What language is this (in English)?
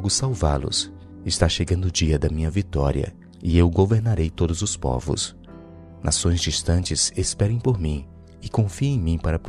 Portuguese